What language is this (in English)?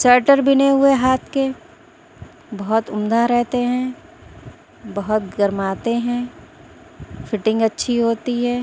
Urdu